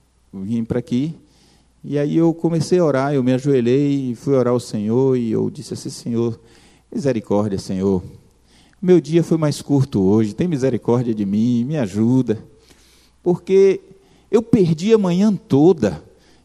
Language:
Portuguese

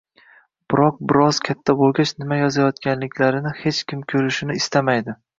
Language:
Uzbek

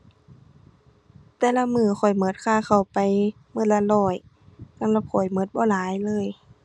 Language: Thai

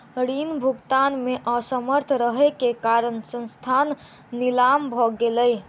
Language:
Maithili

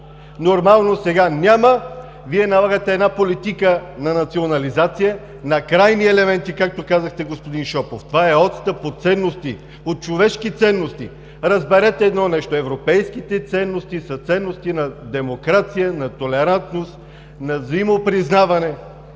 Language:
Bulgarian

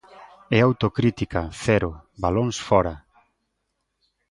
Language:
Galician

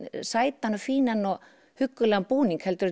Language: Icelandic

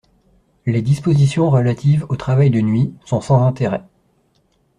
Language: French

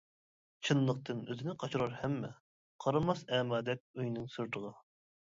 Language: Uyghur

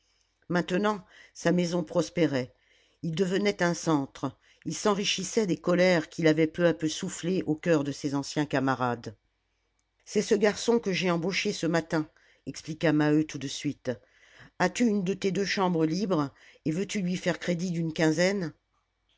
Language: French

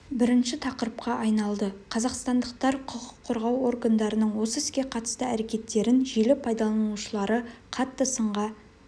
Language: Kazakh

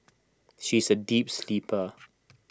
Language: English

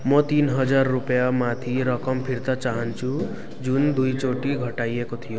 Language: Nepali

